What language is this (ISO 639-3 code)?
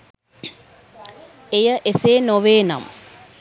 sin